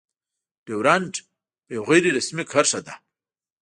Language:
Pashto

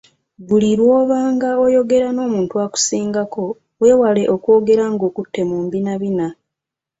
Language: Ganda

